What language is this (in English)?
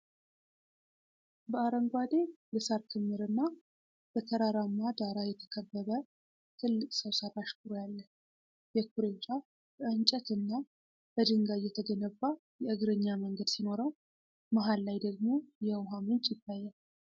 Amharic